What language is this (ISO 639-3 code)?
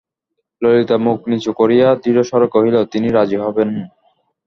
ben